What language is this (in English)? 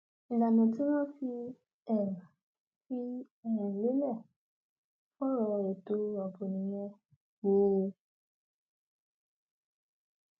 Yoruba